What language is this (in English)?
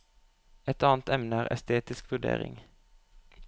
Norwegian